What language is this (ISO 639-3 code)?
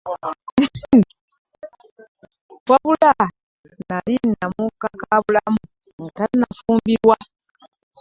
lug